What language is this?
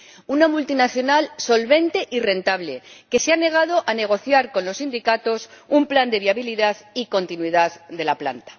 Spanish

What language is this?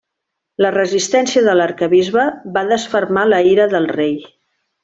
Catalan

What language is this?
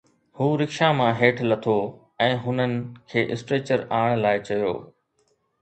Sindhi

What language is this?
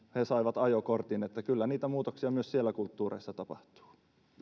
Finnish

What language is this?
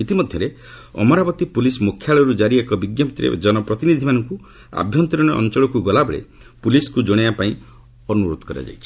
Odia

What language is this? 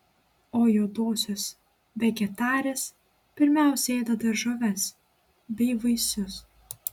Lithuanian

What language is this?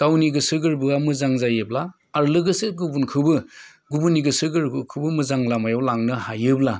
Bodo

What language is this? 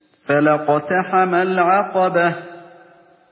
Arabic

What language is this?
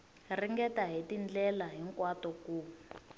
Tsonga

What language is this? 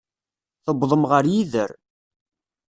Kabyle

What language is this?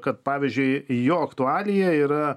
Lithuanian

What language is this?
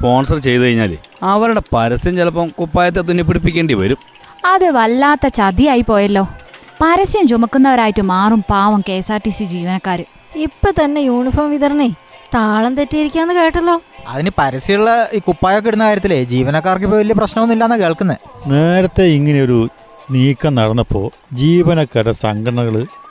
Malayalam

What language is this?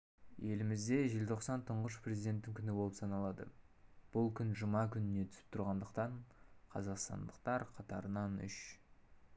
Kazakh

